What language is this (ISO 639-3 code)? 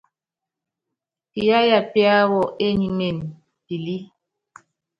yav